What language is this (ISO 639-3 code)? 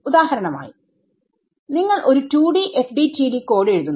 mal